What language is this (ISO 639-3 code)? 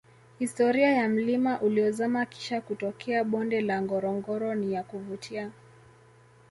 swa